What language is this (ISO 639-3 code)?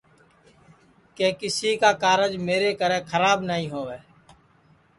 ssi